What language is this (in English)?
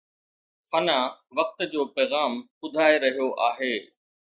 Sindhi